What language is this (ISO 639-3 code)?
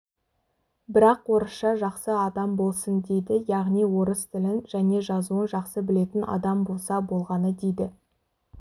kaz